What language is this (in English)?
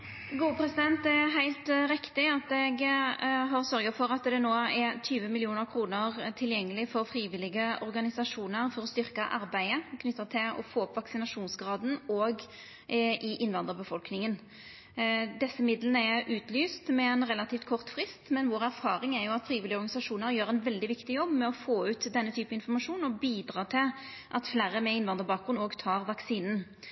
Norwegian Nynorsk